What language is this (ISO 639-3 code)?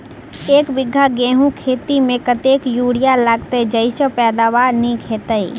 mai